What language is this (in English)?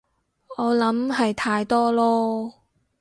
Cantonese